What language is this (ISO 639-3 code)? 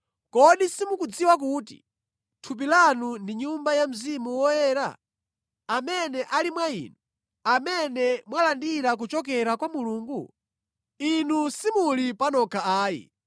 nya